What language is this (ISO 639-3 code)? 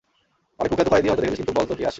ben